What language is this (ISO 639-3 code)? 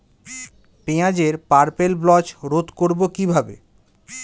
ben